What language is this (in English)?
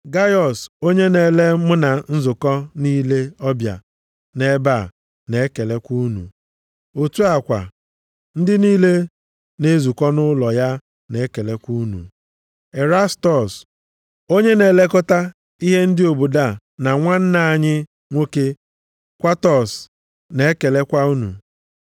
Igbo